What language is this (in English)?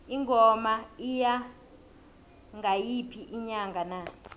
South Ndebele